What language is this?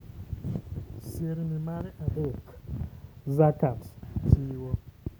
Luo (Kenya and Tanzania)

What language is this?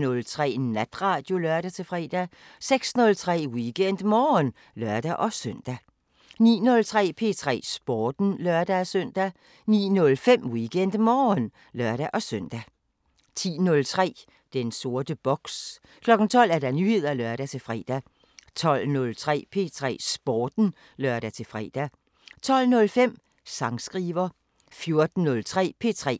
Danish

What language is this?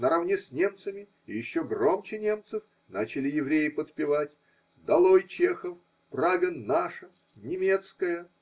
Russian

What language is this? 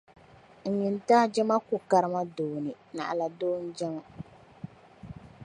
Dagbani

